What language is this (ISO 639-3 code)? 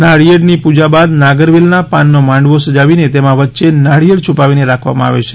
guj